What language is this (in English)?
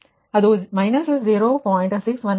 Kannada